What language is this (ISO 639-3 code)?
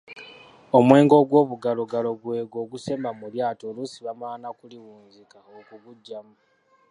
lug